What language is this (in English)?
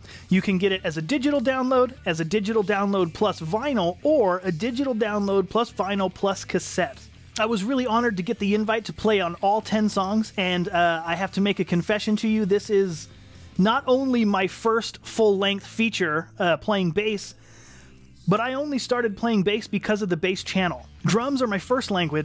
English